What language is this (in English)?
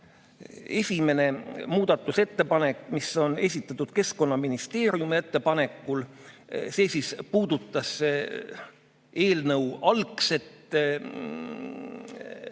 Estonian